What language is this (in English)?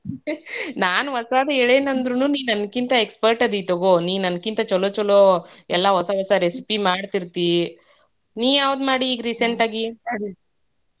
Kannada